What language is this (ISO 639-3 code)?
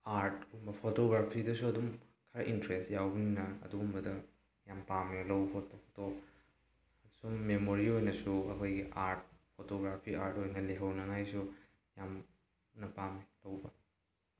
mni